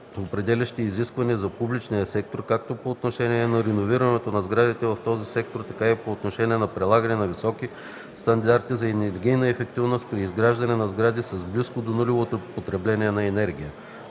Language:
Bulgarian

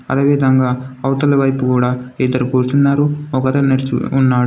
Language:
Telugu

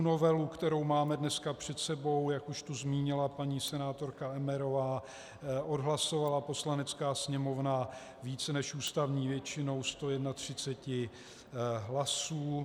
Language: Czech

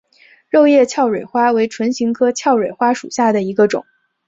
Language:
Chinese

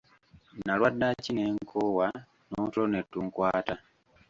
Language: Ganda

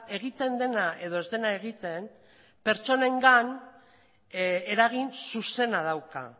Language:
Basque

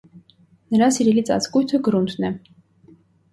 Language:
Armenian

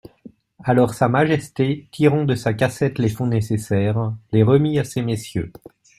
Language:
French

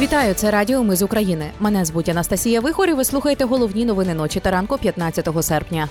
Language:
Ukrainian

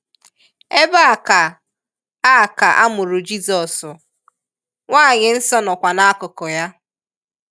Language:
Igbo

